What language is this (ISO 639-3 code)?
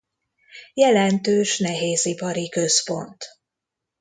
hun